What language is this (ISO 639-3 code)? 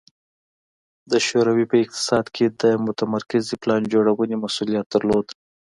pus